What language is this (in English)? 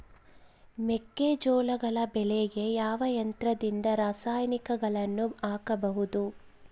Kannada